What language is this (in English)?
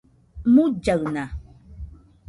Nüpode Huitoto